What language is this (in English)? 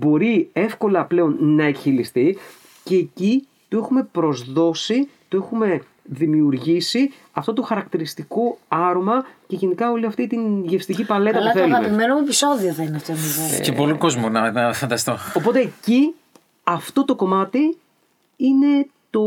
Greek